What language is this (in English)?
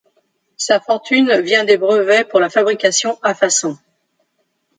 French